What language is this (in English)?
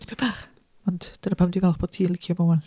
Welsh